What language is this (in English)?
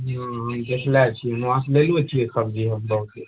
Maithili